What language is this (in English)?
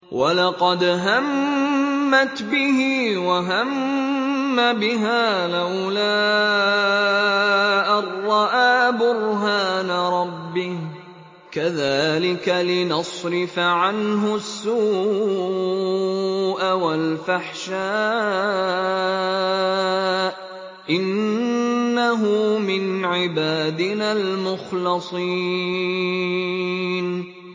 Arabic